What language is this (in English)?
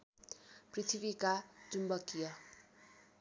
Nepali